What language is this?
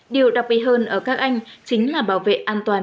Vietnamese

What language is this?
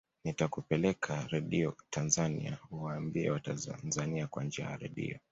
Swahili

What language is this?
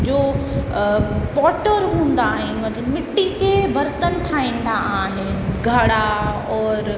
Sindhi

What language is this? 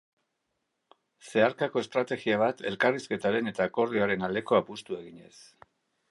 Basque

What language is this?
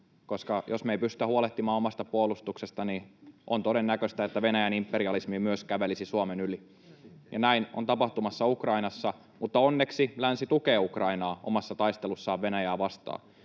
Finnish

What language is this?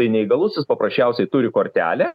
Lithuanian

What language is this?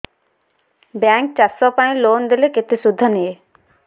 Odia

